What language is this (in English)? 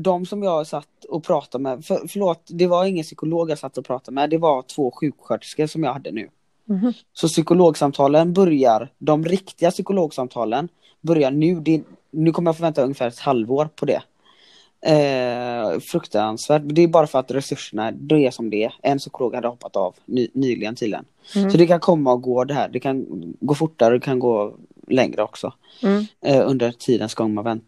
Swedish